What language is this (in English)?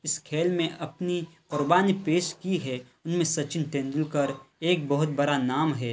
Urdu